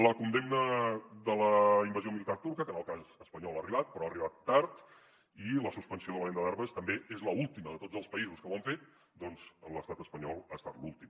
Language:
Catalan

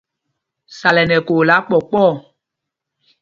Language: Mpumpong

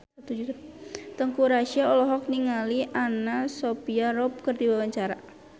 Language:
Sundanese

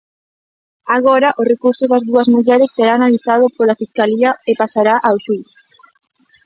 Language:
Galician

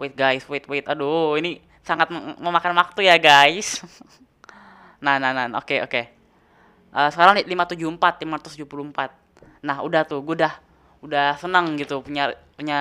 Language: Indonesian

